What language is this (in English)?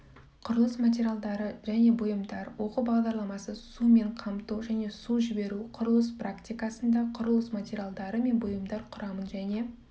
Kazakh